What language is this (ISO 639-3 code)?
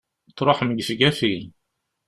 kab